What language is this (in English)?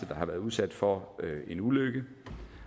Danish